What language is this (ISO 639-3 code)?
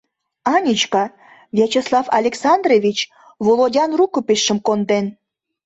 chm